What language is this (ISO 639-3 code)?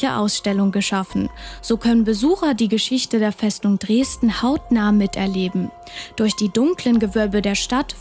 deu